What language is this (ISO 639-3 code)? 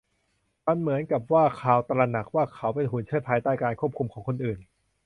tha